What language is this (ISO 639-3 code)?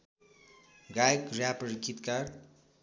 nep